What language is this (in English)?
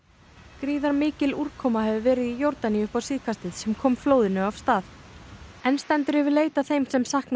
Icelandic